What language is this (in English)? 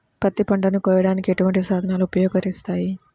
Telugu